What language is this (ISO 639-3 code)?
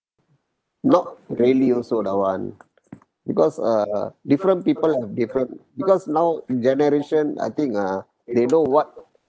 eng